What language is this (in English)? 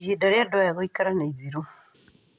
Kikuyu